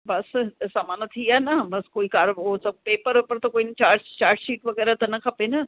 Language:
Sindhi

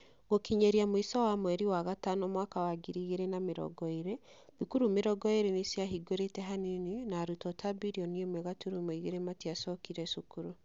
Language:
Kikuyu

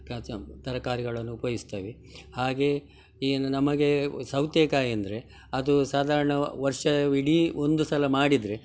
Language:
Kannada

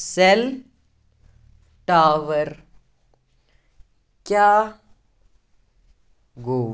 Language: Kashmiri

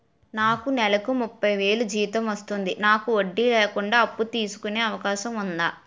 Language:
Telugu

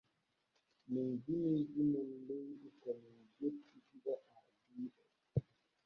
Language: Borgu Fulfulde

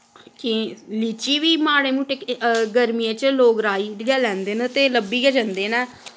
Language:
Dogri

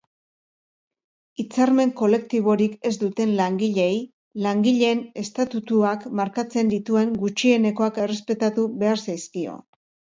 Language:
Basque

